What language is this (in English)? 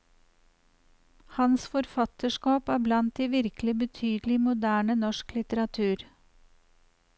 Norwegian